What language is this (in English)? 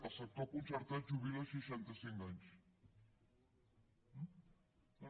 Catalan